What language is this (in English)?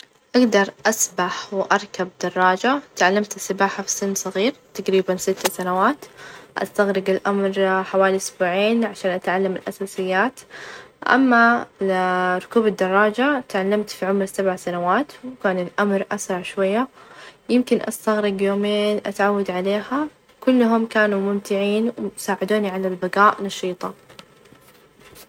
Najdi Arabic